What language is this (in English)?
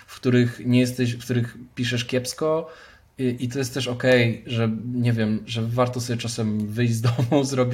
Polish